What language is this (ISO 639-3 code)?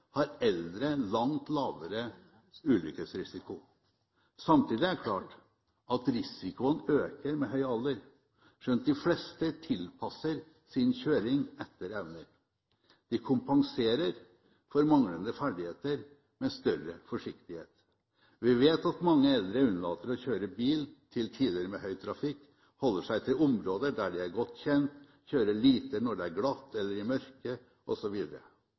nob